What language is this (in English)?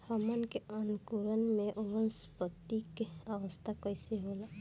Bhojpuri